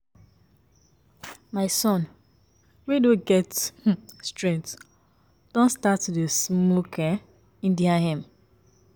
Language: Nigerian Pidgin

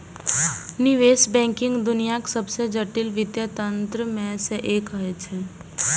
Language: Maithili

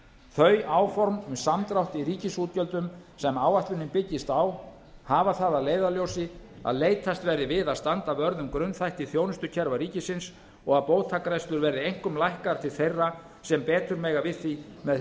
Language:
Icelandic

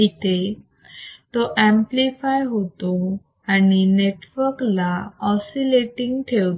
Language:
Marathi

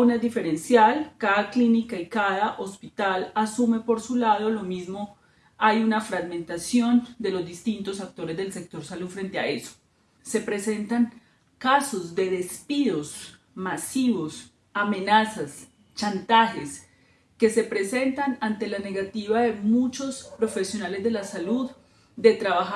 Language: Spanish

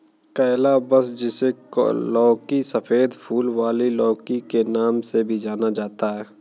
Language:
Hindi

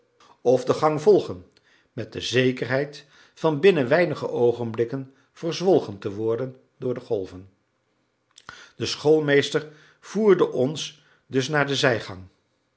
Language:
Dutch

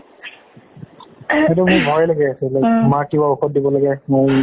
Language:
Assamese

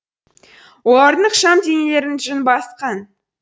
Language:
Kazakh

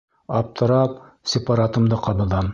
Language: Bashkir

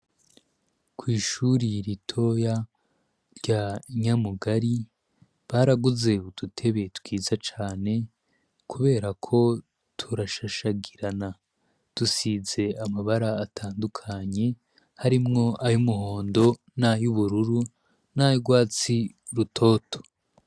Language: Rundi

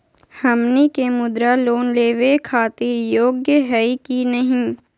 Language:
Magahi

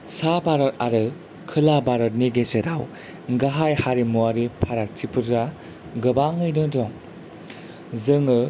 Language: Bodo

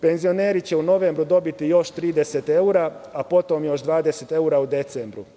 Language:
Serbian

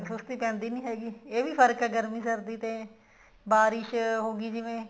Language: Punjabi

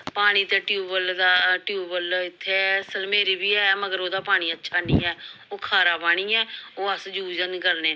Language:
Dogri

